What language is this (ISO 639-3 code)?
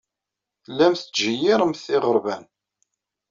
kab